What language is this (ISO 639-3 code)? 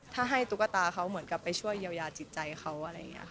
tha